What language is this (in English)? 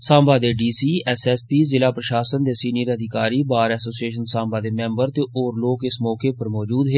Dogri